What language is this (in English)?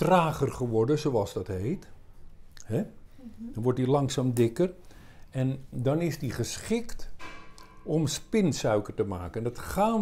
Dutch